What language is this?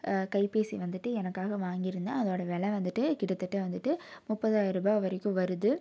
Tamil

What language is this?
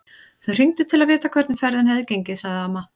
Icelandic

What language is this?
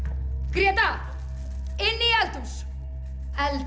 Icelandic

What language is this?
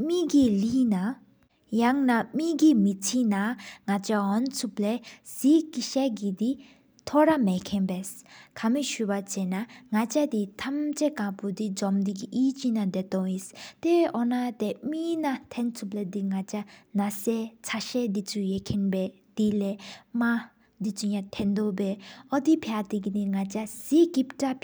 Sikkimese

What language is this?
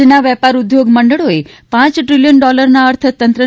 Gujarati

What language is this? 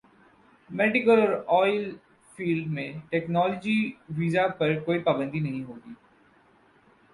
Urdu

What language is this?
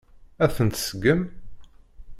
Kabyle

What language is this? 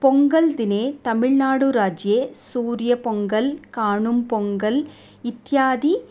Sanskrit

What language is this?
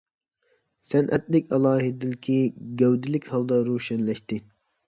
Uyghur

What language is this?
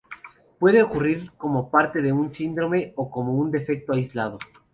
Spanish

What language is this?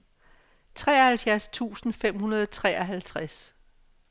Danish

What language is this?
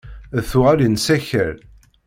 Kabyle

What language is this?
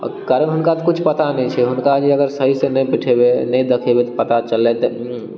Maithili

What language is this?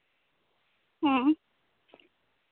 Santali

